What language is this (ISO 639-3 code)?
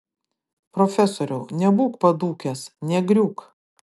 lit